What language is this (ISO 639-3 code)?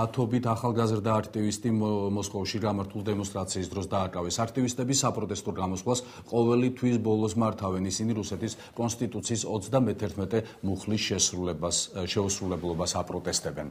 ron